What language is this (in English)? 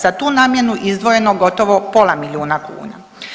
Croatian